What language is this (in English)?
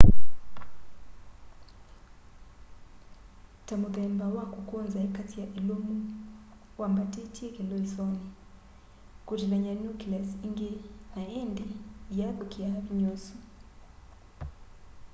Kamba